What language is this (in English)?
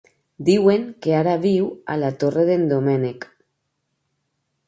Catalan